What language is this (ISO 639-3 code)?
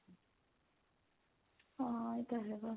pan